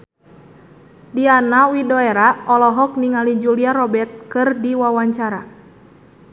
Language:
Sundanese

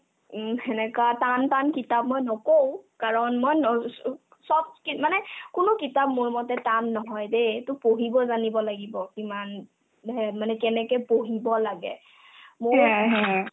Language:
Assamese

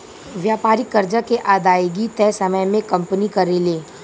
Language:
Bhojpuri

